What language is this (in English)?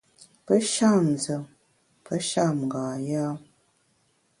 Bamun